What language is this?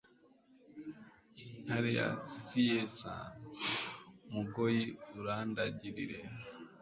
Kinyarwanda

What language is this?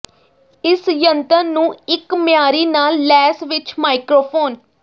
Punjabi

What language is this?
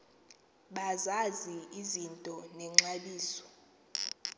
Xhosa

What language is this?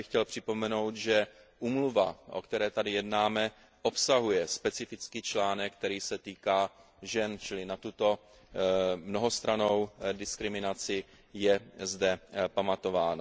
Czech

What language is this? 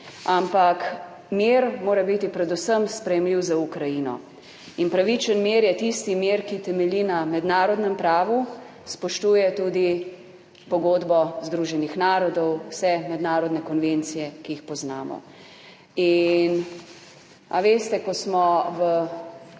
Slovenian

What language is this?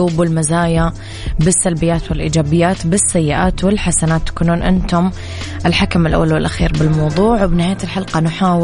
Arabic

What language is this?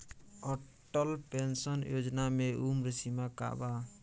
Bhojpuri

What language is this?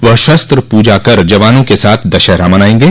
Hindi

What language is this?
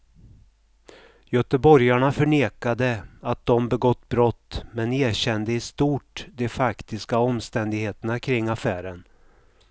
Swedish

